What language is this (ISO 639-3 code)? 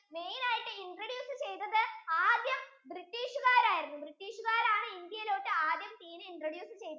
mal